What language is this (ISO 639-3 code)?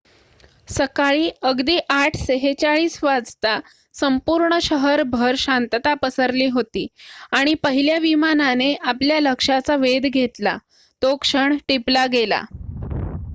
mar